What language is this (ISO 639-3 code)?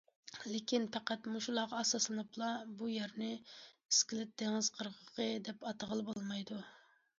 uig